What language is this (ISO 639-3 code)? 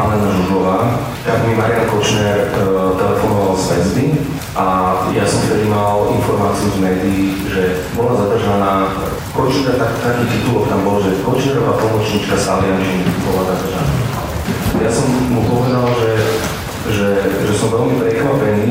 slk